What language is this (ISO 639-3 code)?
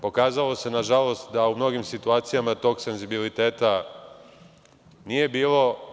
srp